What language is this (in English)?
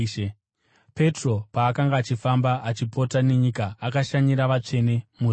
Shona